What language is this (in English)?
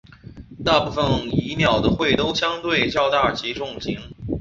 Chinese